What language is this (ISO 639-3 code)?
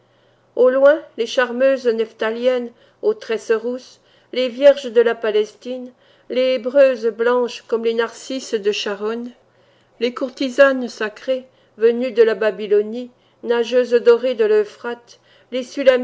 fra